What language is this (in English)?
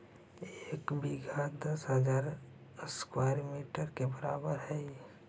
Magahi